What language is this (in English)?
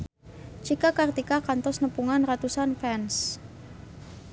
Sundanese